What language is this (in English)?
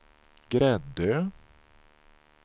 Swedish